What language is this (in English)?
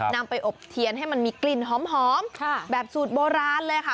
Thai